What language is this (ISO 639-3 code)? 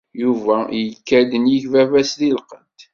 kab